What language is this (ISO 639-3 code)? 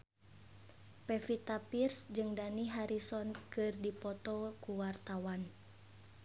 sun